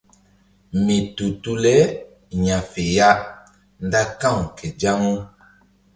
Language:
Mbum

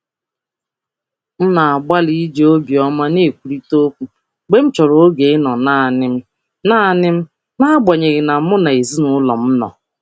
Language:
Igbo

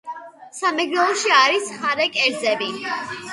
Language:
Georgian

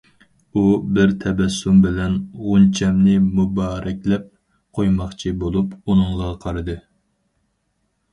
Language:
Uyghur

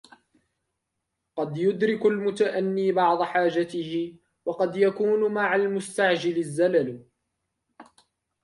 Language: Arabic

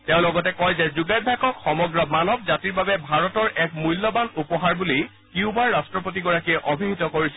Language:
Assamese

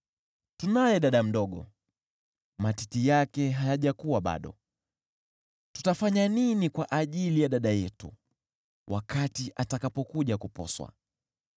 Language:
Swahili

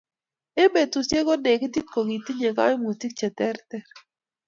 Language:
Kalenjin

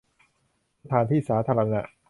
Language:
Thai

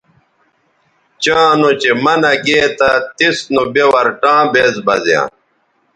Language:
Bateri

